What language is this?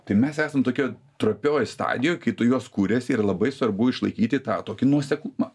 Lithuanian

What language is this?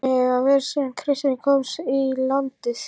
Icelandic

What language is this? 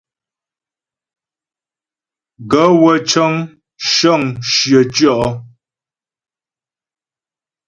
Ghomala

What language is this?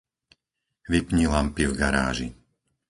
Slovak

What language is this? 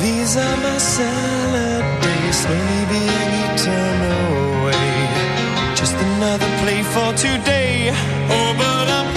Slovak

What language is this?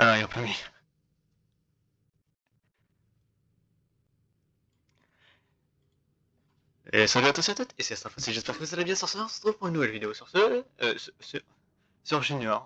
French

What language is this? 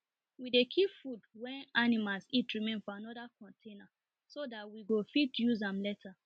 Nigerian Pidgin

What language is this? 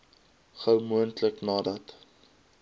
Afrikaans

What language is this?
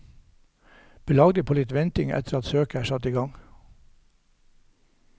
Norwegian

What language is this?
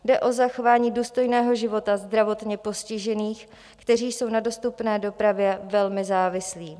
Czech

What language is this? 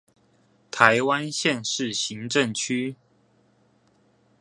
Chinese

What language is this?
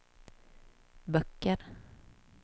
Swedish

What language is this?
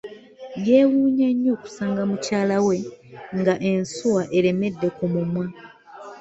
Ganda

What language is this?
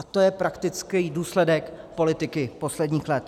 Czech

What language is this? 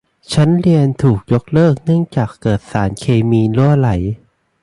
Thai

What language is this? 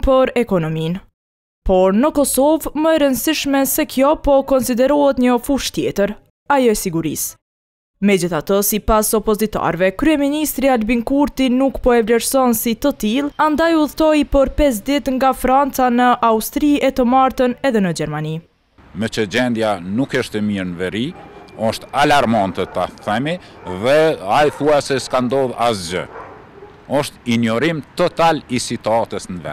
Romanian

